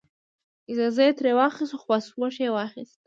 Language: Pashto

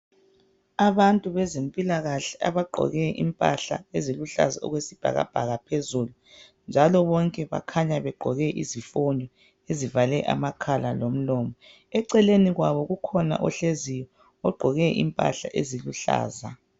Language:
North Ndebele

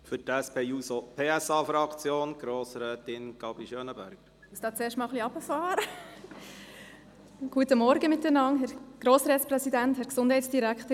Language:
Swiss German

